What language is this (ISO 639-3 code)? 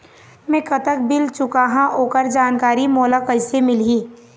hne